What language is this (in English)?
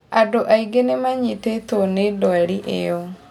Kikuyu